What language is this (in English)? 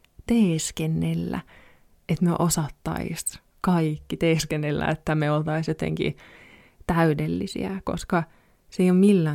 Finnish